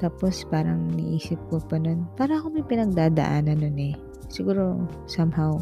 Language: Filipino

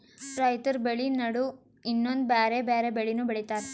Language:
Kannada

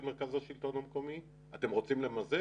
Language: Hebrew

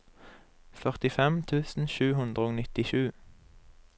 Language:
Norwegian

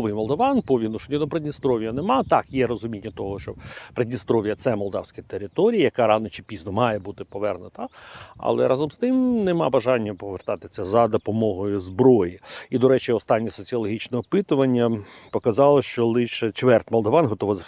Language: Ukrainian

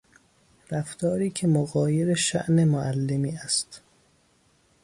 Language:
Persian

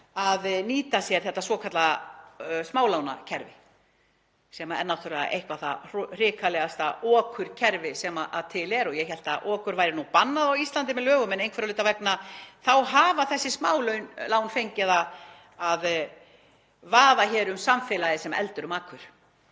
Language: Icelandic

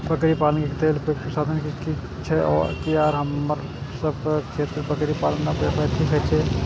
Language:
Maithili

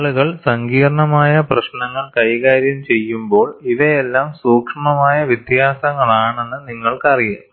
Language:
Malayalam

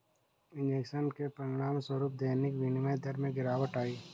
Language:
Hindi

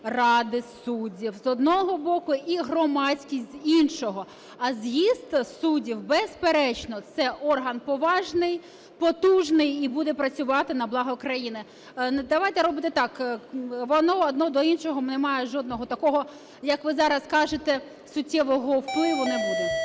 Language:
Ukrainian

